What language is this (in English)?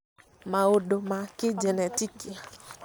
Kikuyu